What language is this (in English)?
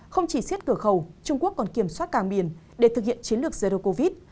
Vietnamese